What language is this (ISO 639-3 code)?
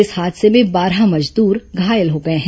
hin